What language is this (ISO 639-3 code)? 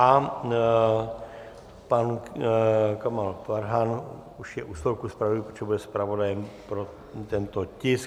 ces